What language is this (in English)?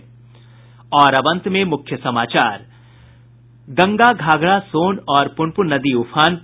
Hindi